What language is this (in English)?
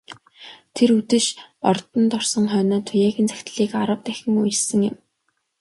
Mongolian